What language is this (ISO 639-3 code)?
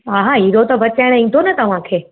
snd